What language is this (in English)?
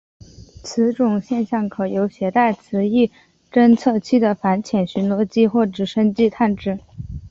Chinese